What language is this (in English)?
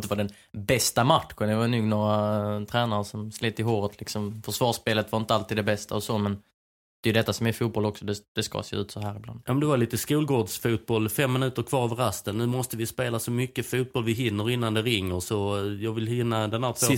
Swedish